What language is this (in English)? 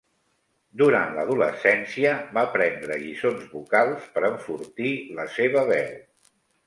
Catalan